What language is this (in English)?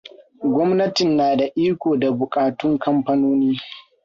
Hausa